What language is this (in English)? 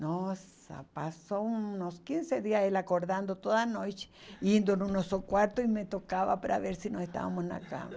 Portuguese